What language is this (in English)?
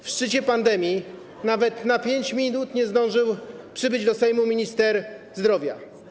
Polish